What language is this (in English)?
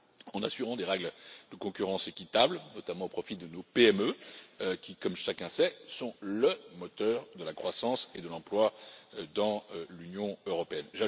French